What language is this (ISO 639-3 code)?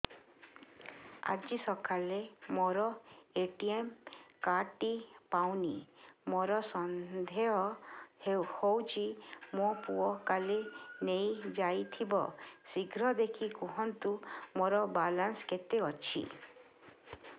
ori